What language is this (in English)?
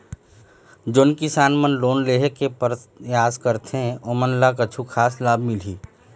Chhattisgarhi